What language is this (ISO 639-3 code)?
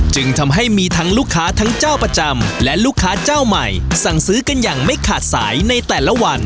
tha